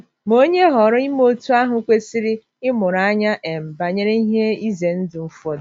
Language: Igbo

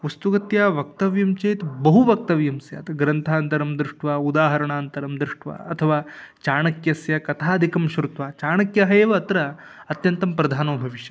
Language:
Sanskrit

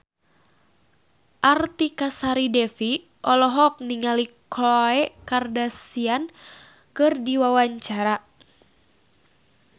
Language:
Sundanese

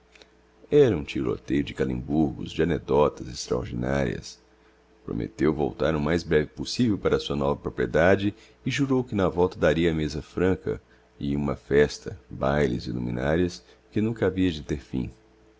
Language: Portuguese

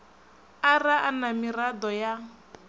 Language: Venda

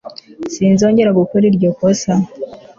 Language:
Kinyarwanda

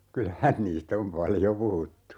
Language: Finnish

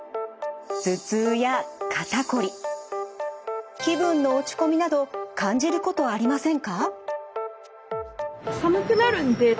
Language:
Japanese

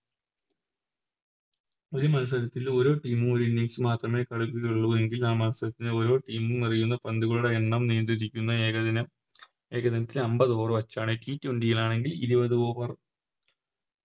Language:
Malayalam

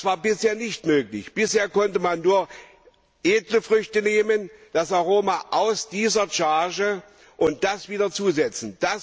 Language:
German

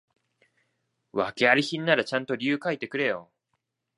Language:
Japanese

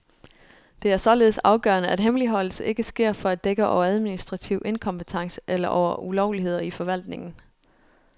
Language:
Danish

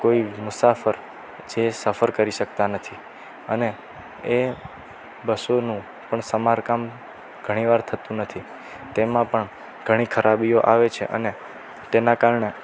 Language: Gujarati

